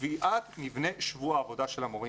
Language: Hebrew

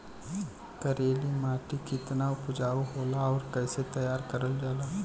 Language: Bhojpuri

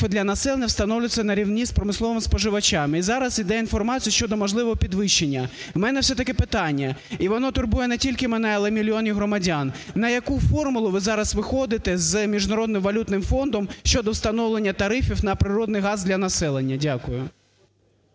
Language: Ukrainian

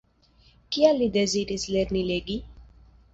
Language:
Esperanto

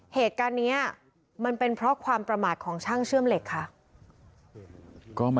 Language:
Thai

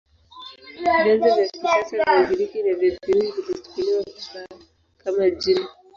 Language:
Swahili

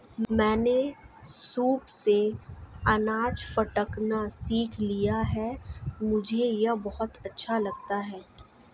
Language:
Hindi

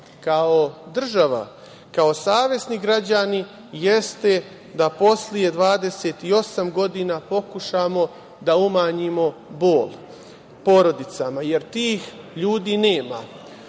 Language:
Serbian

